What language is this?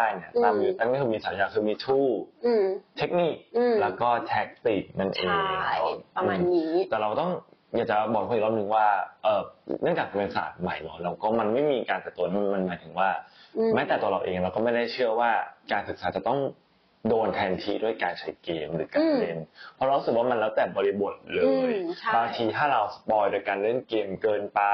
Thai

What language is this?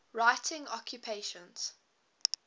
English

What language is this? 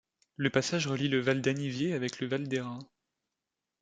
French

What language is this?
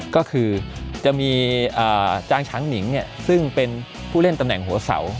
Thai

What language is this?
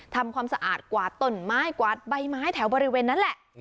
Thai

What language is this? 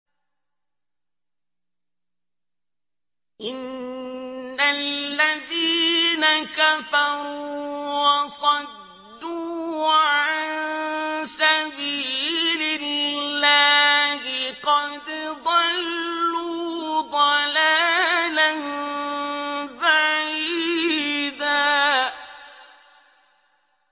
Arabic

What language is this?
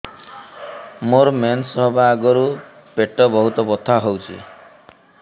Odia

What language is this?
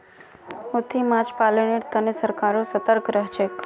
Magahi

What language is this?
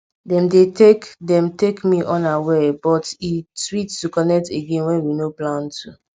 Nigerian Pidgin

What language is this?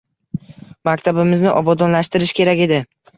Uzbek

